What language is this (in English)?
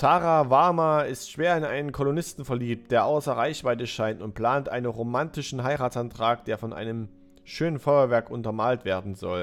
German